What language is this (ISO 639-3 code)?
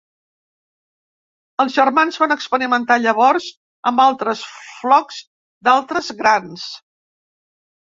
cat